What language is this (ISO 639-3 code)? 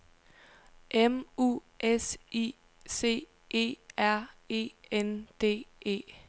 dan